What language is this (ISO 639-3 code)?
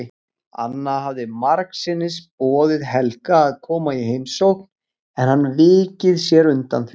isl